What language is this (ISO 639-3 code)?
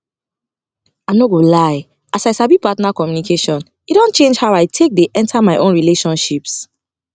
pcm